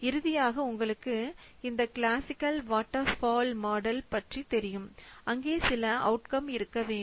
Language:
Tamil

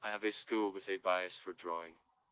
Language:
Russian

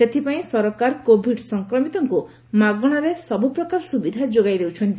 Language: Odia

